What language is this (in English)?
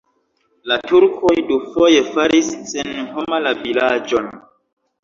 Esperanto